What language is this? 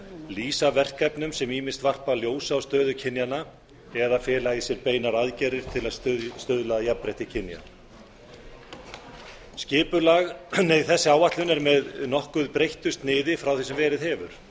Icelandic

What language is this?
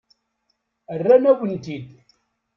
Kabyle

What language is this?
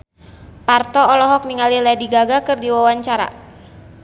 Sundanese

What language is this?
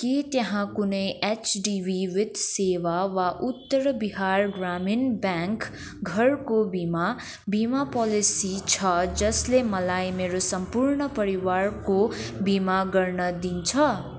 Nepali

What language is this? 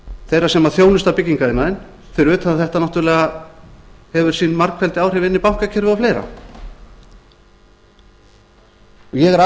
Icelandic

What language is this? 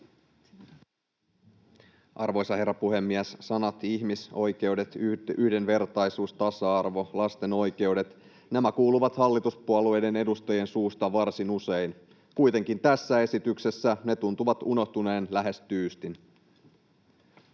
Finnish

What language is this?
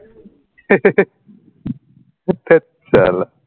Assamese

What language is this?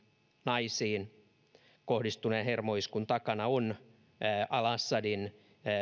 Finnish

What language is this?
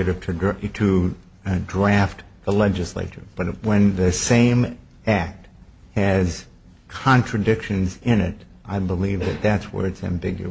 English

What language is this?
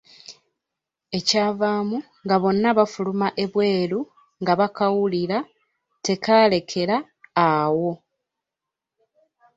Ganda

